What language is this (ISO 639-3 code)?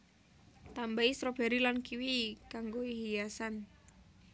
jav